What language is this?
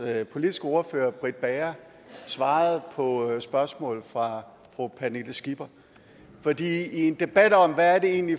Danish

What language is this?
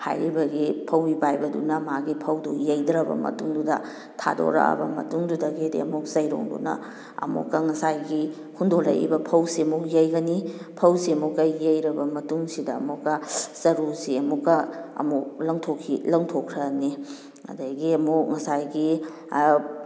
Manipuri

